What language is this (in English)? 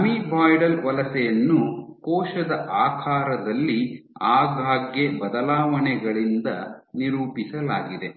Kannada